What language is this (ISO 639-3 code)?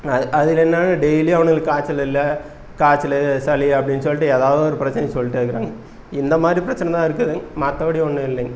tam